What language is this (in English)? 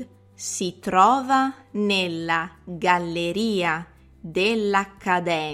Italian